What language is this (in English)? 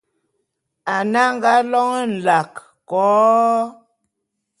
Bulu